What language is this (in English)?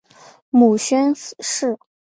Chinese